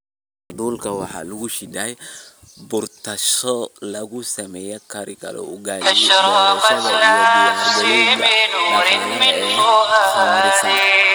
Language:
Somali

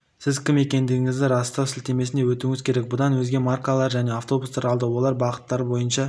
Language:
Kazakh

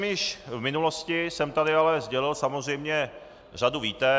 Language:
Czech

